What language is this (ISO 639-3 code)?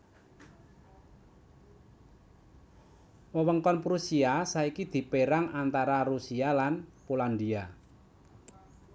jav